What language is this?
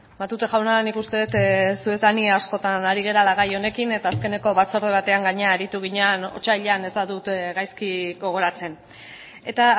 Basque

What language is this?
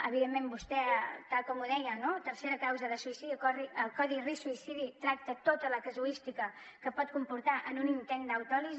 Catalan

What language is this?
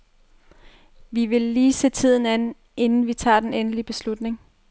Danish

